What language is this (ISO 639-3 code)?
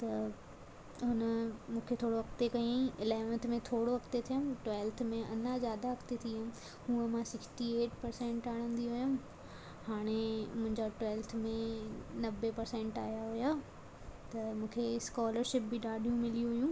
snd